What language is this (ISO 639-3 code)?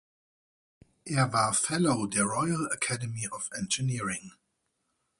deu